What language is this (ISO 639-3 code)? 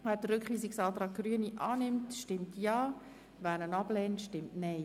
gsw